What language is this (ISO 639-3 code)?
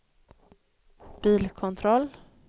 swe